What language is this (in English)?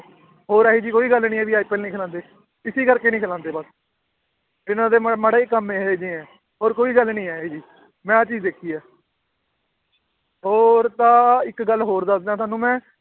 Punjabi